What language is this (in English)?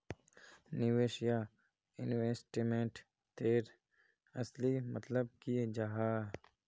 Magahi